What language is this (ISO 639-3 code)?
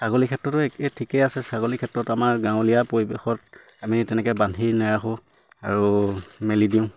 asm